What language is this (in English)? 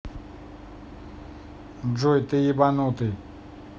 Russian